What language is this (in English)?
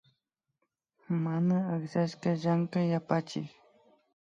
Imbabura Highland Quichua